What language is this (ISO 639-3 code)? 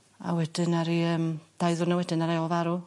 cym